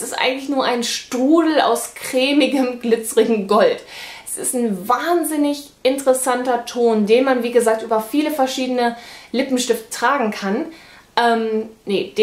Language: German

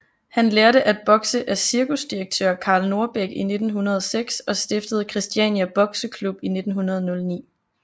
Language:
Danish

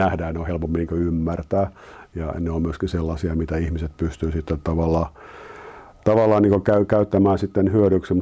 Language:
Finnish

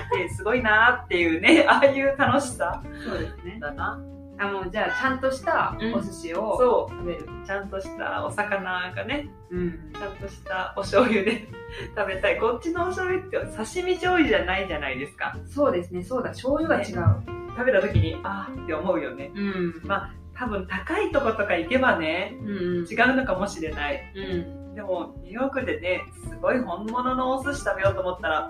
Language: Japanese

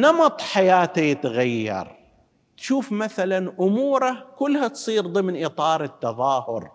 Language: Arabic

